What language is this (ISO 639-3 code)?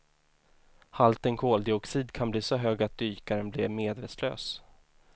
swe